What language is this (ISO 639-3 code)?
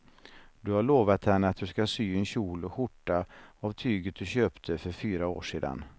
swe